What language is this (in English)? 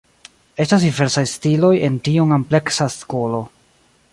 Esperanto